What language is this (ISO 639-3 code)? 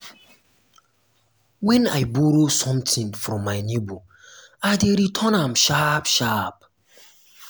pcm